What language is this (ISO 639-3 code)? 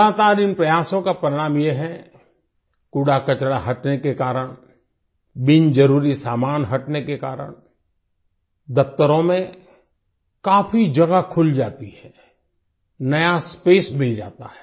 hin